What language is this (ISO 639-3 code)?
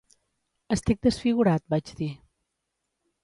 cat